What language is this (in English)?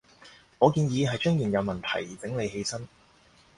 Cantonese